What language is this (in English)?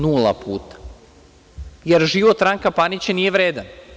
Serbian